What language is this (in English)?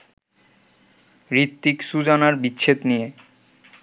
Bangla